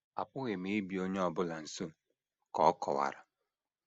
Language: Igbo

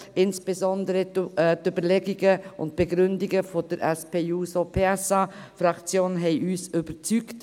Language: Swiss German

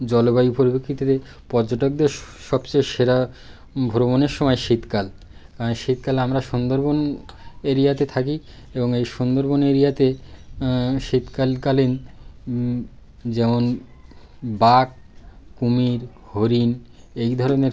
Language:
Bangla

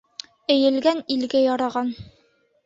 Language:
Bashkir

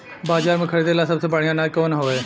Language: Bhojpuri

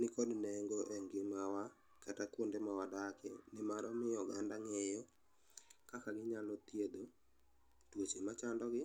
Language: Luo (Kenya and Tanzania)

